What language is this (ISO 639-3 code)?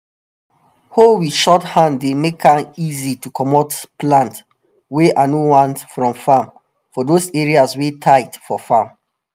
pcm